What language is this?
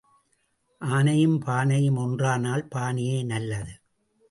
Tamil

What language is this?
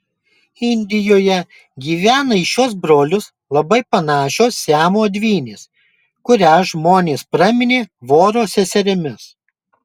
Lithuanian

